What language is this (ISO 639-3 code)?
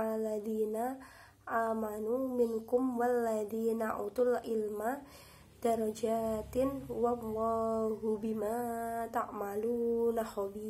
ind